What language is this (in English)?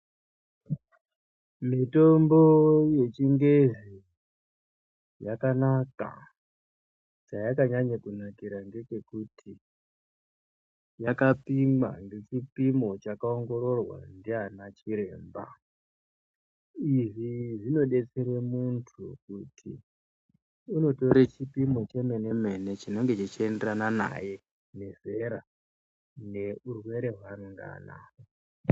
Ndau